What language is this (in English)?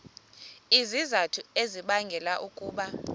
Xhosa